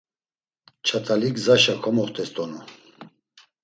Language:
Laz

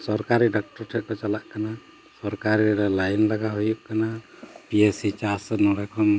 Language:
Santali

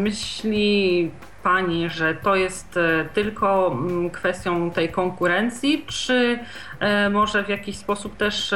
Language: Polish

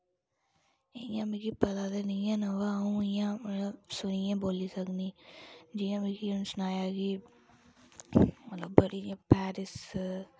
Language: Dogri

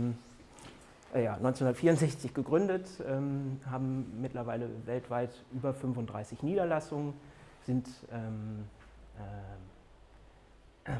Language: German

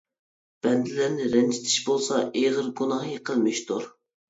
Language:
Uyghur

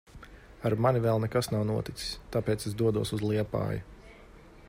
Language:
Latvian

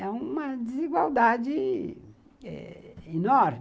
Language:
Portuguese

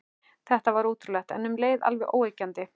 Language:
Icelandic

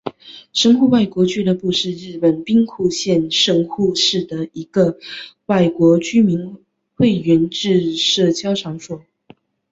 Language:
Chinese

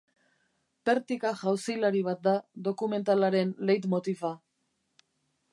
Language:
Basque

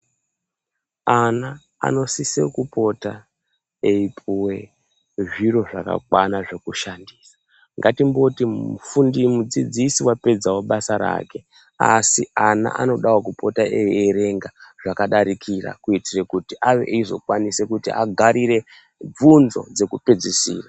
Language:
Ndau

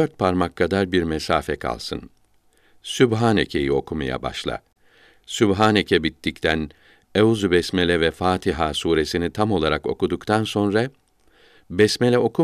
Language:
Turkish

